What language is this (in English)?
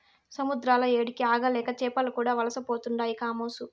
Telugu